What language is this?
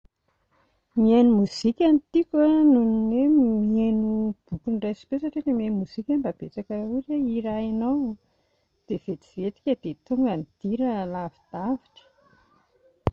Malagasy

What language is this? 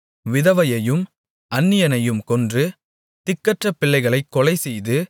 Tamil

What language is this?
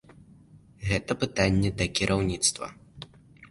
Belarusian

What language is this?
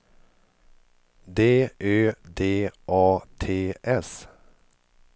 Swedish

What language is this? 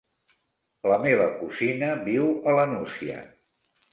Catalan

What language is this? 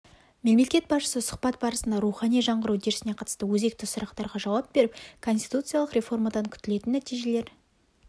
Kazakh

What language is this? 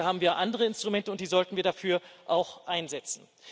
German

